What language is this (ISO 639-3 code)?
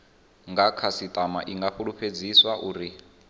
ven